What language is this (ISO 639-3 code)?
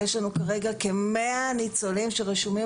heb